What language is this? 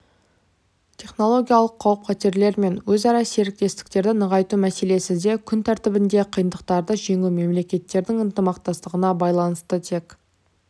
Kazakh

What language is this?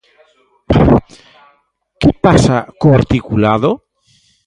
Galician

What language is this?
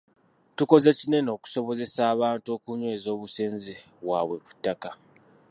Ganda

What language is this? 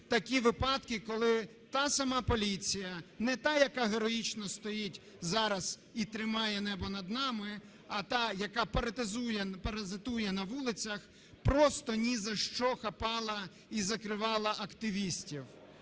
Ukrainian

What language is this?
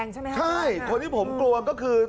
Thai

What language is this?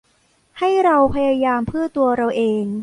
Thai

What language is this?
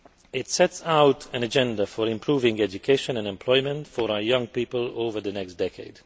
English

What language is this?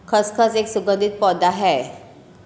Hindi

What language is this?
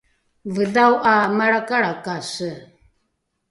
Rukai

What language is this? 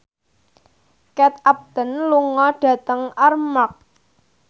Javanese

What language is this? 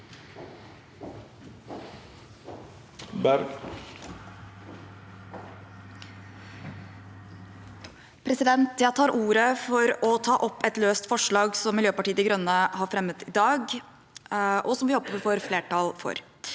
Norwegian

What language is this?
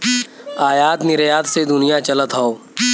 Bhojpuri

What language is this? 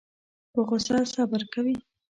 Pashto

